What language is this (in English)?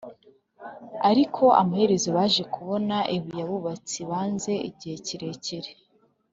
Kinyarwanda